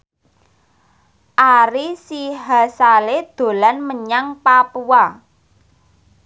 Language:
Javanese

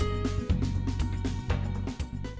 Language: Vietnamese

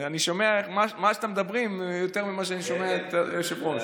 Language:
Hebrew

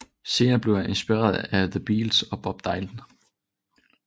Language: Danish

